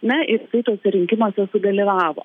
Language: Lithuanian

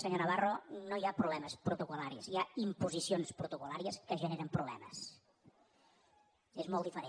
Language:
Catalan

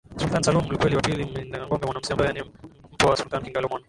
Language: Swahili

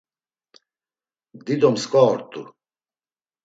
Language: Laz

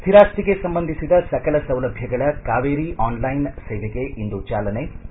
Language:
Kannada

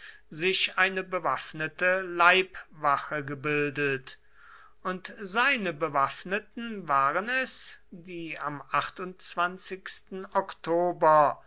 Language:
German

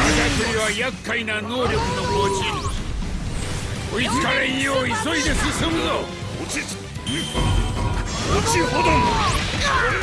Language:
Japanese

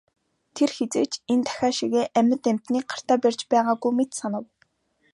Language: Mongolian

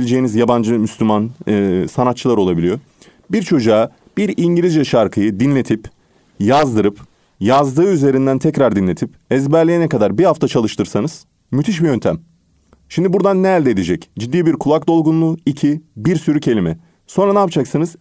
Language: Turkish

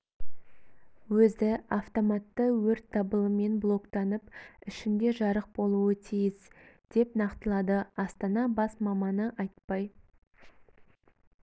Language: Kazakh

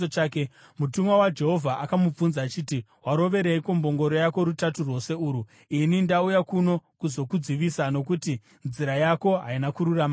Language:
Shona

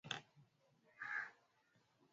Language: Swahili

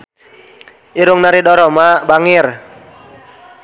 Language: Sundanese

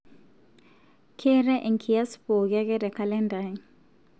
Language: Masai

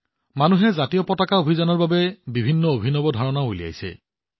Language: Assamese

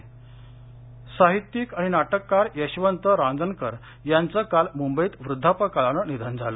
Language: Marathi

